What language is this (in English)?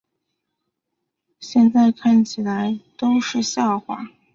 Chinese